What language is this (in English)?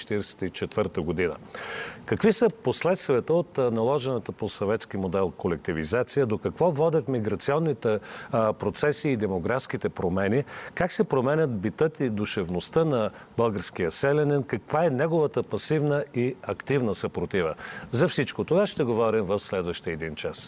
Bulgarian